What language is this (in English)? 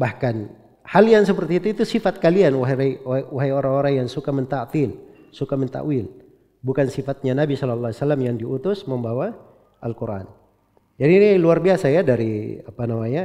Indonesian